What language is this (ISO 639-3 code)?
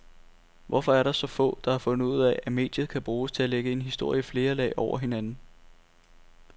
dan